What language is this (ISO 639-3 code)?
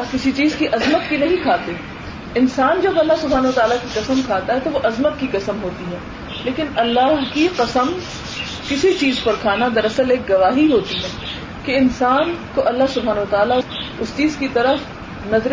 urd